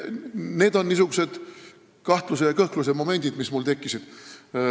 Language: Estonian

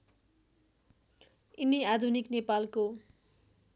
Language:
Nepali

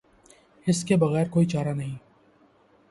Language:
Urdu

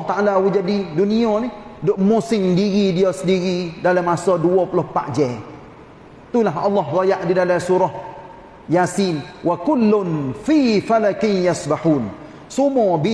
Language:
Malay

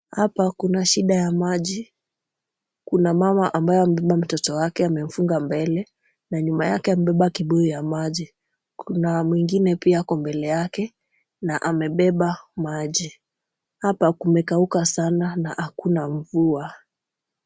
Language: Swahili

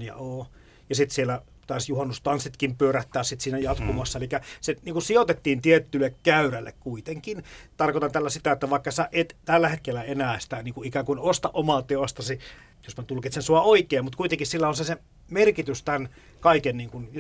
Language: Finnish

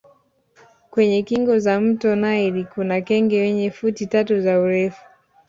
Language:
Swahili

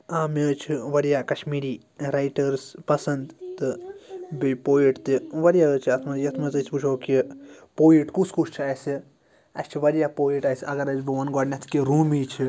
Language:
Kashmiri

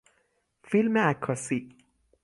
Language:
Persian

